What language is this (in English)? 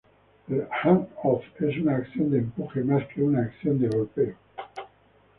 Spanish